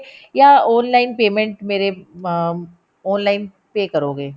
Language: Punjabi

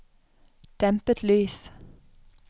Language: Norwegian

